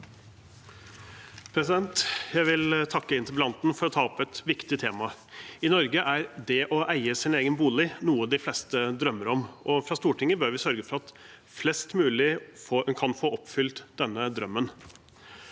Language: Norwegian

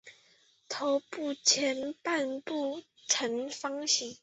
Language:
Chinese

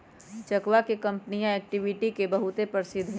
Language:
Magahi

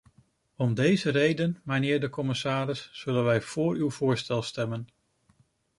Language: Dutch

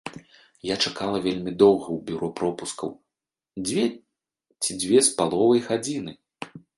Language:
Belarusian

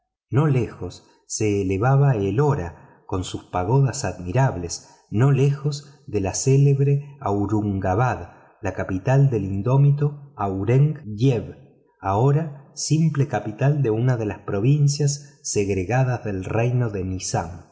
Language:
Spanish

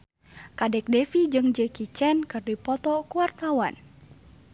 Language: Sundanese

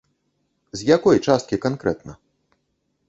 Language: Belarusian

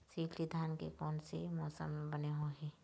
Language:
Chhattisgarhi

